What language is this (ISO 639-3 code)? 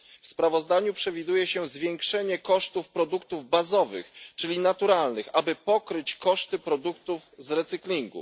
pol